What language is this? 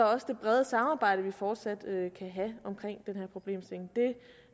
Danish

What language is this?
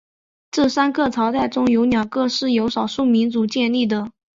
Chinese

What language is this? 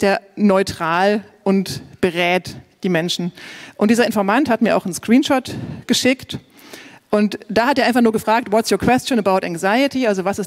German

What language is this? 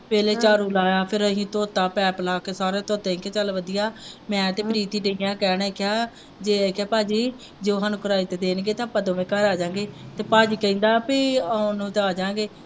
Punjabi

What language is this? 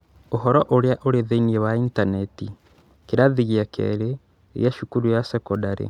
Kikuyu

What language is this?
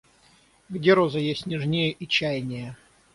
Russian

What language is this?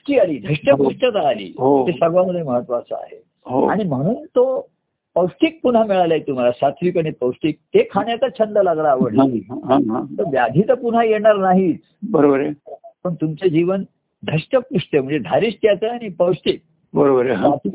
Marathi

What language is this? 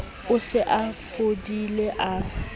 Southern Sotho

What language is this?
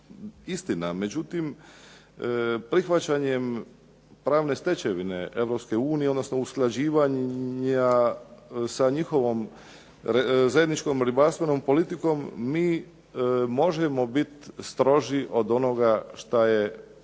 Croatian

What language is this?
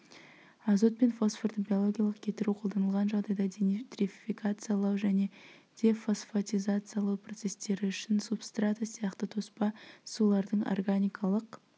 Kazakh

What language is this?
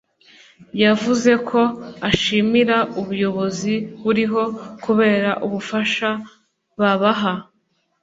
Kinyarwanda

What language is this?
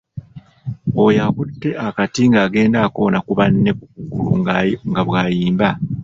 Ganda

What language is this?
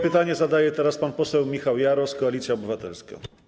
Polish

